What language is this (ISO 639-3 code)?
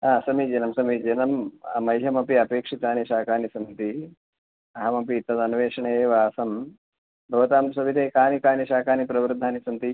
san